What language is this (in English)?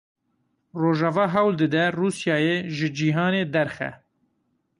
Kurdish